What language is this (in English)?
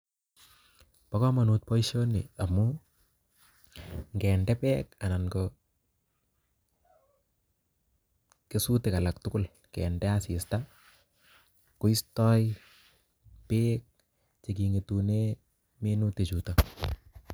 Kalenjin